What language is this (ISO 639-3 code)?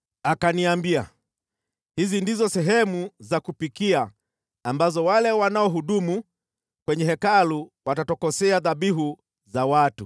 swa